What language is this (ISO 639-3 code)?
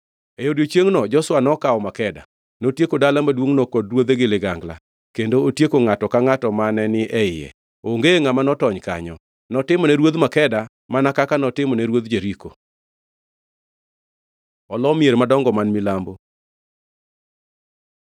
luo